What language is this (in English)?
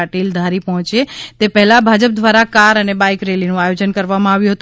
Gujarati